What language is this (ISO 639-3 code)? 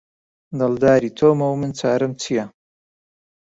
ckb